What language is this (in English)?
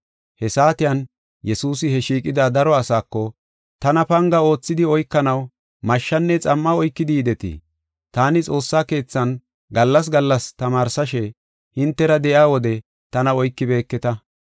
Gofa